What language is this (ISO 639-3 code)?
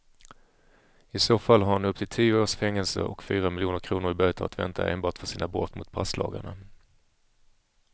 swe